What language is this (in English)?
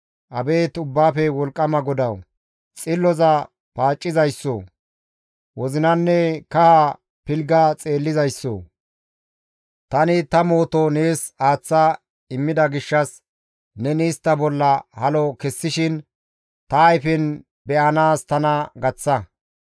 Gamo